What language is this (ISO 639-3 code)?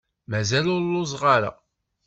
kab